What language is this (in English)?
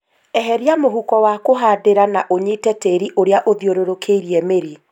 Kikuyu